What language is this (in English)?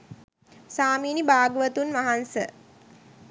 Sinhala